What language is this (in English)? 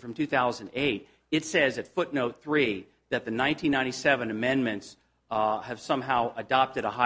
English